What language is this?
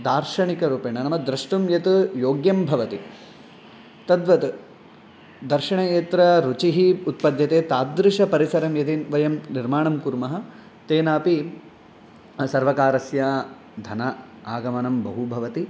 Sanskrit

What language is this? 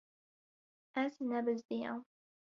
Kurdish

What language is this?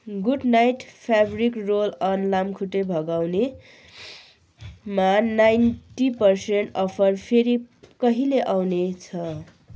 Nepali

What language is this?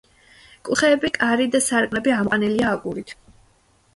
Georgian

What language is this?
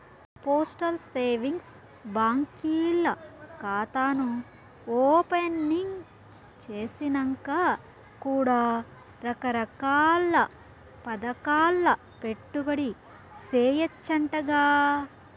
Telugu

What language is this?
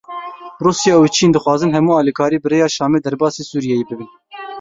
Kurdish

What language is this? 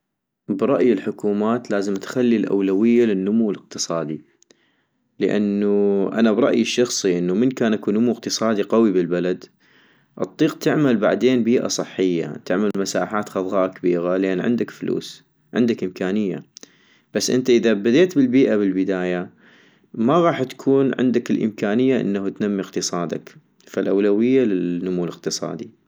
North Mesopotamian Arabic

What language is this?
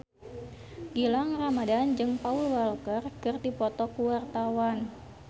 Sundanese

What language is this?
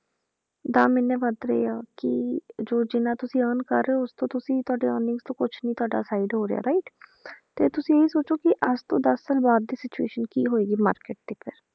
Punjabi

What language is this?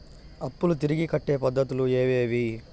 Telugu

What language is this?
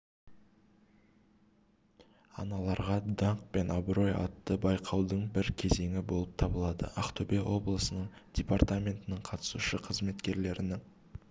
Kazakh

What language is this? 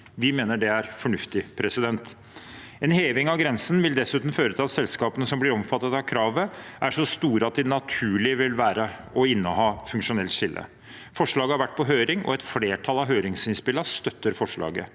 Norwegian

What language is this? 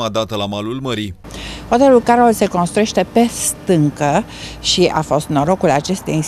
Romanian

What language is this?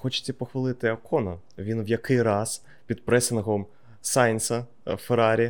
Ukrainian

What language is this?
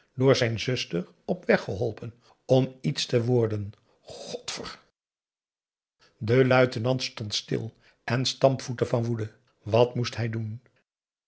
Dutch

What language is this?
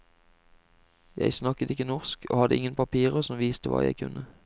Norwegian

